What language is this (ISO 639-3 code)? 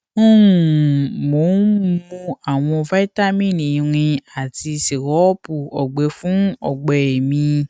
yor